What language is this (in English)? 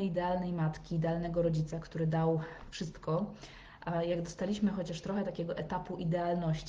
Polish